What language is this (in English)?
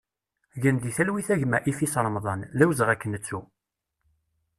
Kabyle